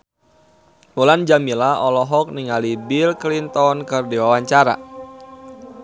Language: Sundanese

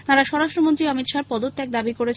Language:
Bangla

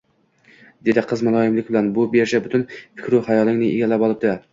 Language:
Uzbek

